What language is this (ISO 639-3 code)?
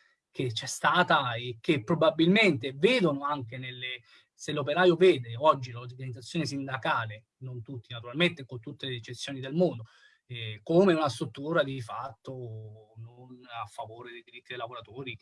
ita